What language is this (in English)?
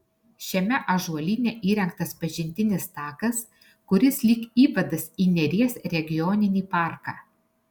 Lithuanian